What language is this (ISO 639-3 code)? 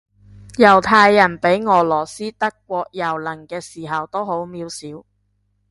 yue